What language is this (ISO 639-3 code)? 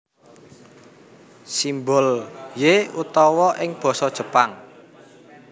jav